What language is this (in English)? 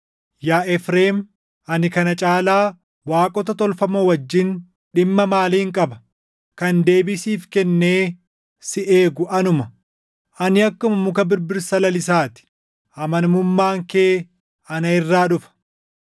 Oromo